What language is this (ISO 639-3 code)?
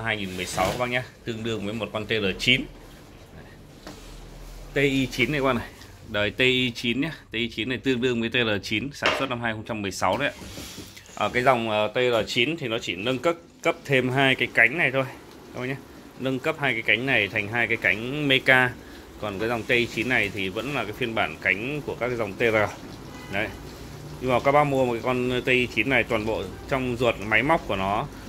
vie